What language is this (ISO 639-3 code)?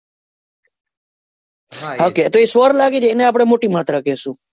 guj